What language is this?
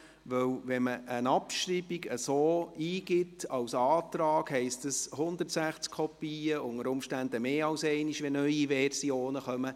Swiss German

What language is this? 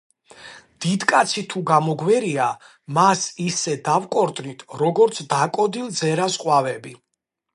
Georgian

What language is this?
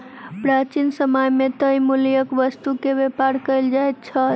Maithili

